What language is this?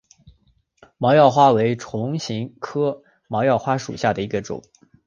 Chinese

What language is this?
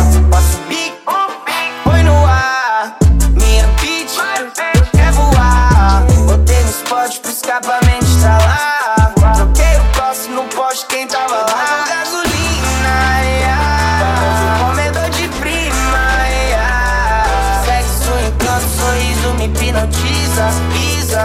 English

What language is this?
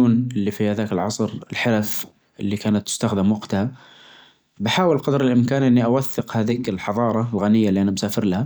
Najdi Arabic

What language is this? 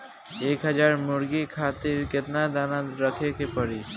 Bhojpuri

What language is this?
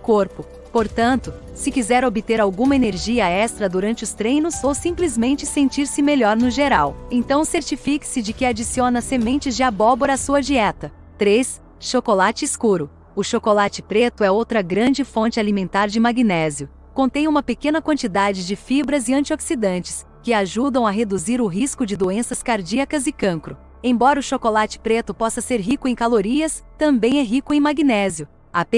Portuguese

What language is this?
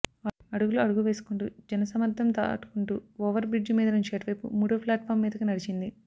Telugu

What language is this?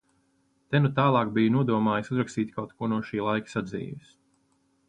Latvian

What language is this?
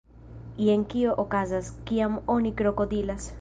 Esperanto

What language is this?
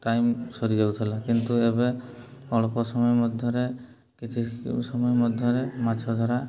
Odia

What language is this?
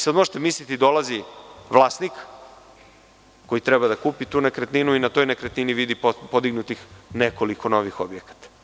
Serbian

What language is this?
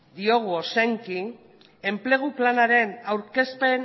Basque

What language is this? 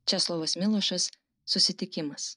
Lithuanian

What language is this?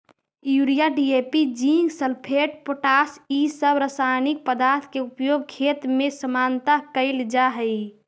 Magahi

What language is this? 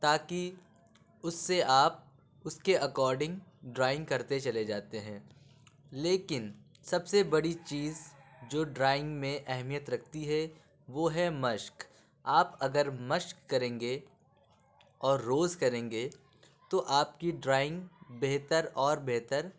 Urdu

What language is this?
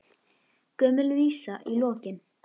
Icelandic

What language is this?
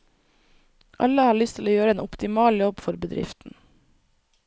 Norwegian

